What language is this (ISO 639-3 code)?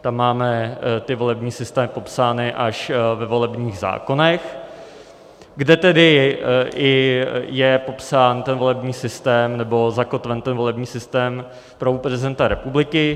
ces